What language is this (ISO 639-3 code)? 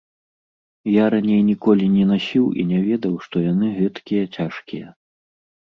bel